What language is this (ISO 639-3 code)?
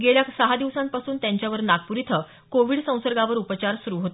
mar